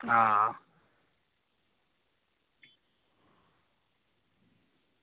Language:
Dogri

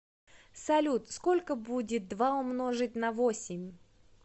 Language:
Russian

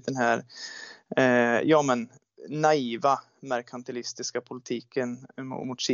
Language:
Swedish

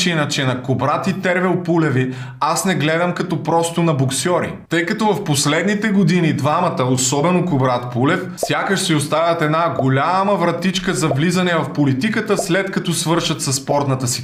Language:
Bulgarian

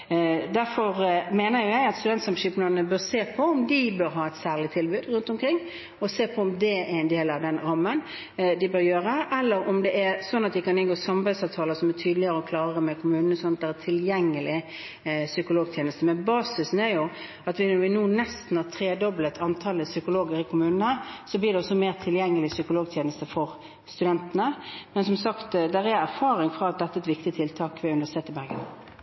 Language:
Norwegian Bokmål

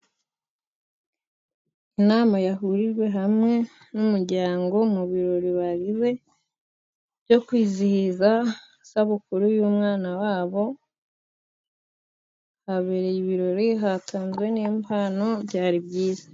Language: Kinyarwanda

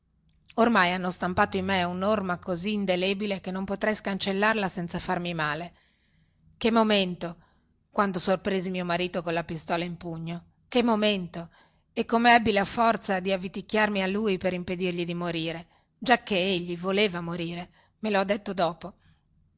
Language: Italian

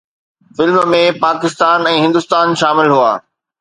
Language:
Sindhi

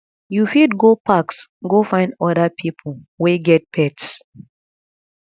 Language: Nigerian Pidgin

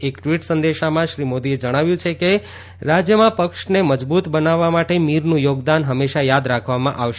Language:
Gujarati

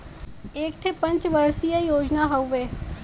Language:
Bhojpuri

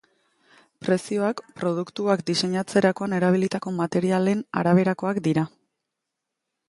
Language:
Basque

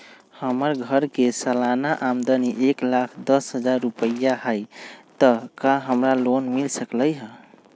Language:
Magahi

